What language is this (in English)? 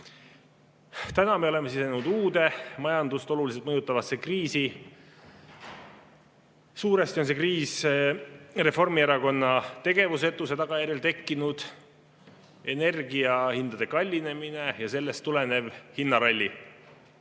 Estonian